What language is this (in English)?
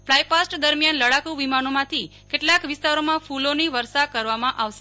Gujarati